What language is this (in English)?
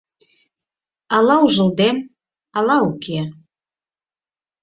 Mari